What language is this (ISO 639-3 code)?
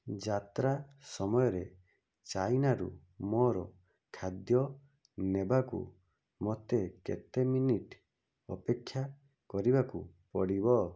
ori